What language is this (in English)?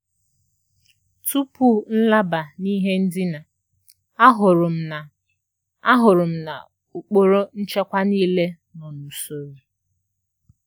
Igbo